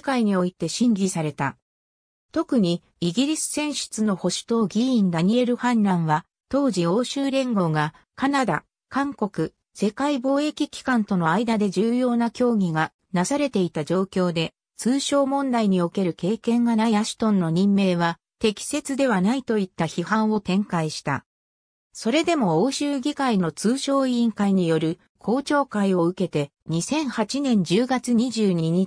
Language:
Japanese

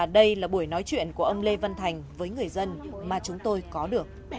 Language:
Vietnamese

